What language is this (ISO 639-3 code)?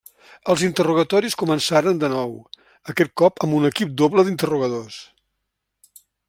cat